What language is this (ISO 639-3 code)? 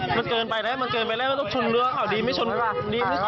tha